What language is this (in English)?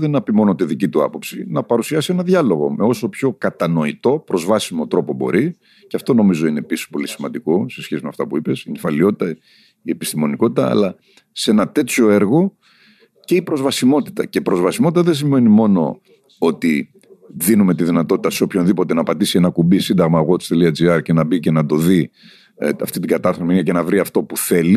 Greek